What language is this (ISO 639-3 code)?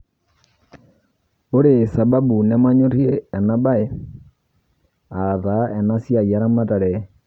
mas